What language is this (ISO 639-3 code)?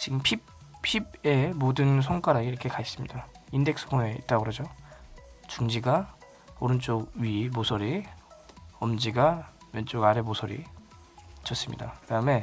kor